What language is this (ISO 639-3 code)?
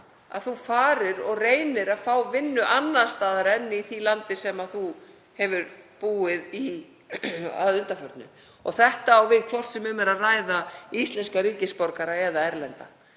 isl